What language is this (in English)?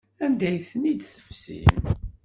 Kabyle